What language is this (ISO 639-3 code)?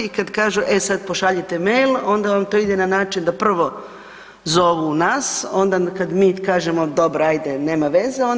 hrv